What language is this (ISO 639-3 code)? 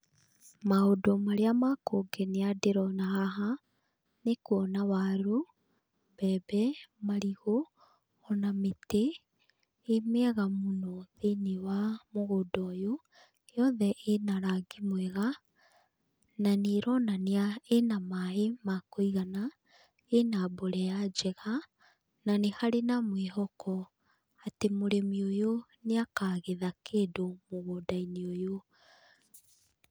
kik